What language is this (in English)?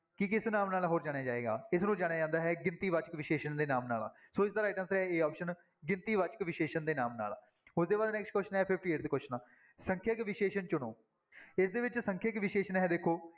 Punjabi